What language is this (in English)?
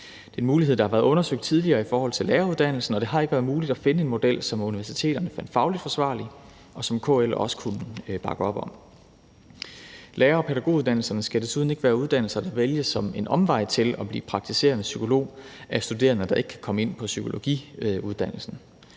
Danish